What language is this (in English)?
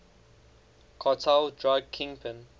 English